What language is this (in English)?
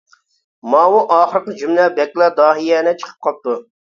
Uyghur